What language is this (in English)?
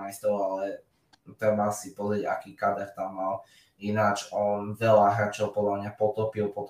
Slovak